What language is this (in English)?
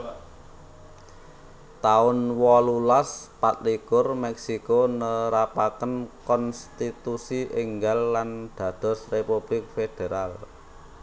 Javanese